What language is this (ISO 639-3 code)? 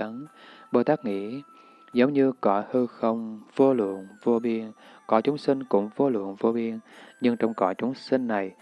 vie